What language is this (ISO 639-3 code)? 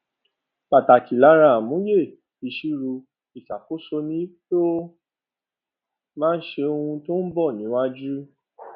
yor